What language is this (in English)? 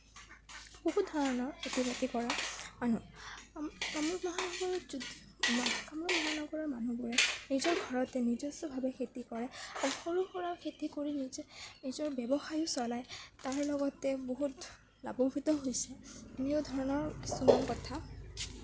Assamese